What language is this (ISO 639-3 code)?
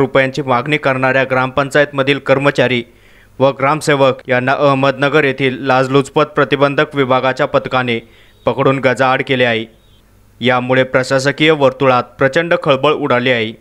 hin